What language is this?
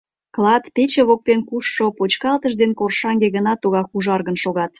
Mari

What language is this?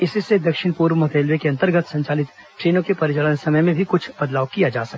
Hindi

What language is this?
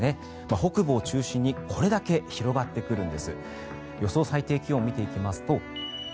Japanese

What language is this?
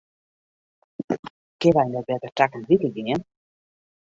Western Frisian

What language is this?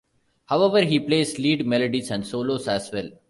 English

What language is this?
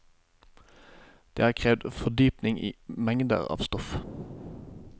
Norwegian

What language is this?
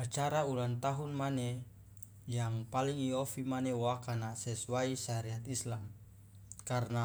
Loloda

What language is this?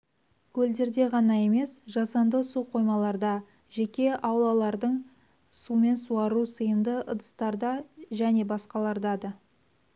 Kazakh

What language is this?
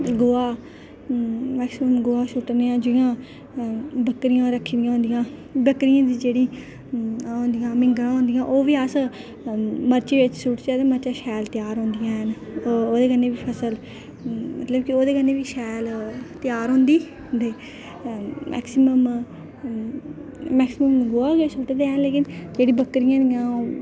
Dogri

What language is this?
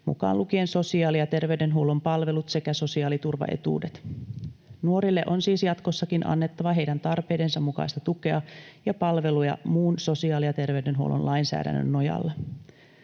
Finnish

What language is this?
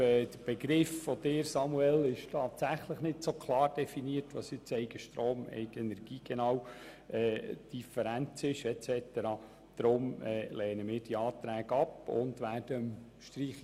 Swiss German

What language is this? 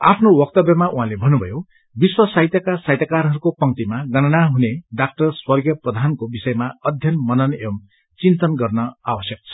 Nepali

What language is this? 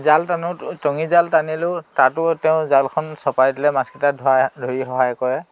Assamese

